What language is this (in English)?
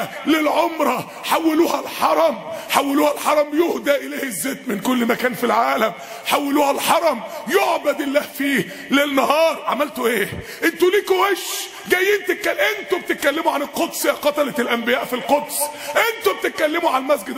Arabic